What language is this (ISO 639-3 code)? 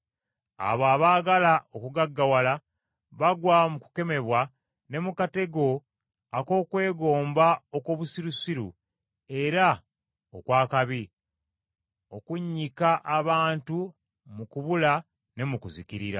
lug